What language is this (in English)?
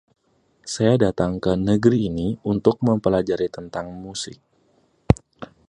Indonesian